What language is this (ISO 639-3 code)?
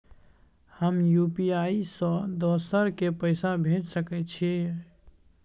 mai